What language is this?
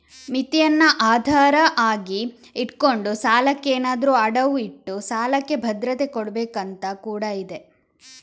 Kannada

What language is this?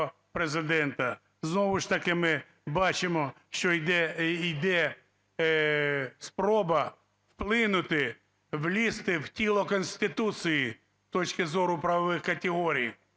Ukrainian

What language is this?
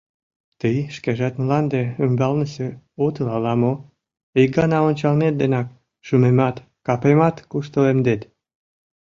Mari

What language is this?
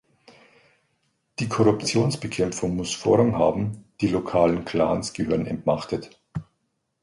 German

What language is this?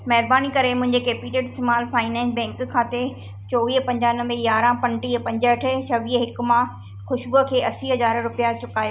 Sindhi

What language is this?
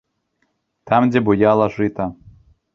Belarusian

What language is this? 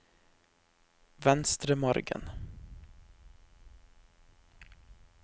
Norwegian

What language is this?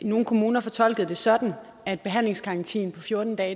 Danish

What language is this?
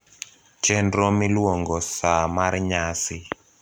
Luo (Kenya and Tanzania)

